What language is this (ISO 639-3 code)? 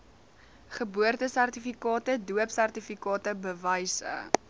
afr